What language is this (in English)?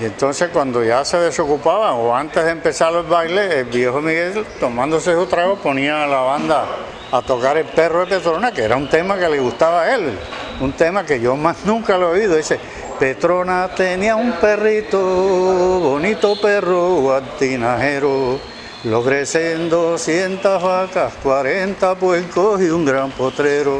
Spanish